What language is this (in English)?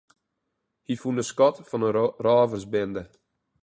Western Frisian